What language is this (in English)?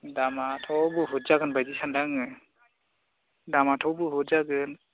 Bodo